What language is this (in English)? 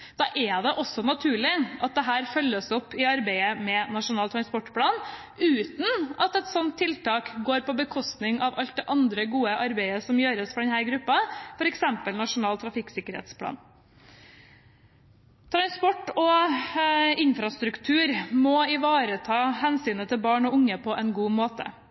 Norwegian Bokmål